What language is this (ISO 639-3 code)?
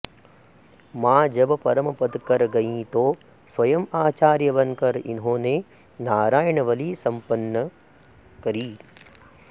san